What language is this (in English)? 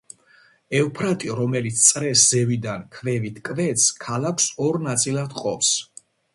Georgian